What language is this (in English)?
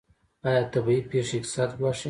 Pashto